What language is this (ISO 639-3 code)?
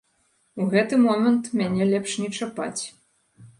bel